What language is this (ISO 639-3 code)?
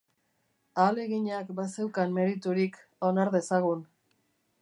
eus